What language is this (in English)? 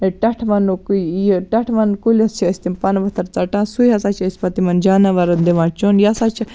Kashmiri